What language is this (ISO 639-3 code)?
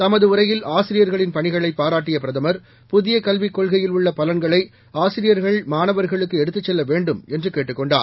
tam